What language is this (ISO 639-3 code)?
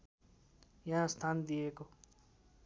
nep